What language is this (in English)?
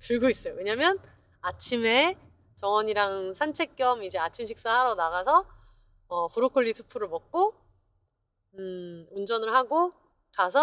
Korean